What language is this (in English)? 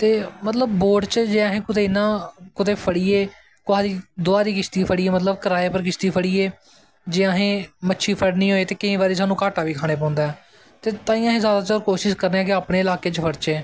Dogri